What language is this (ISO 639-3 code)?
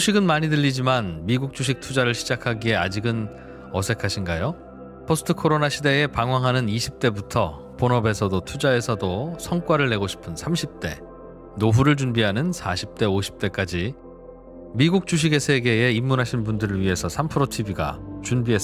kor